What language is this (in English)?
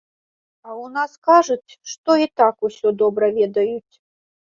Belarusian